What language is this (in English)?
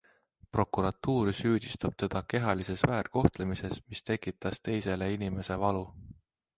Estonian